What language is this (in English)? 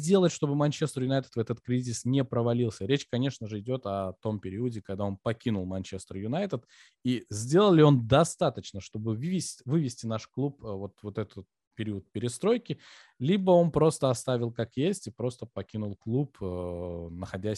Russian